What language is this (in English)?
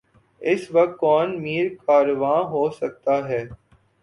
Urdu